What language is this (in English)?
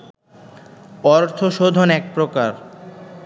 Bangla